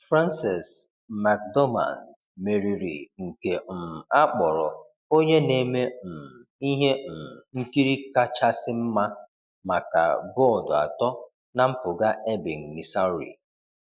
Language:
Igbo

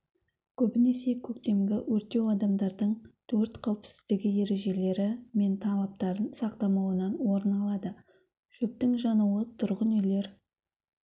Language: Kazakh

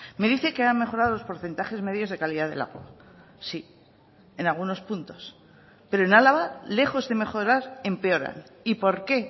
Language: Spanish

